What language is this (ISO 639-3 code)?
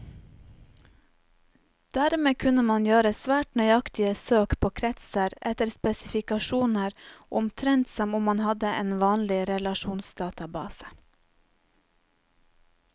nor